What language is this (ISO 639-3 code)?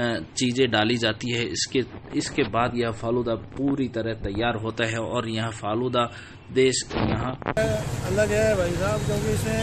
hin